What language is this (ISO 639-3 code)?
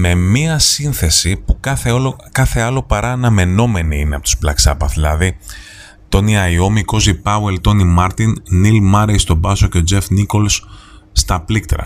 ell